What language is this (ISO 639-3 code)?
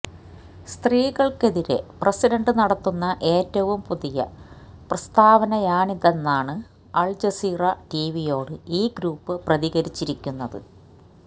mal